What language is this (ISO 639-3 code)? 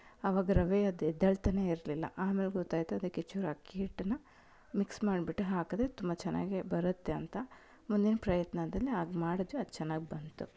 kan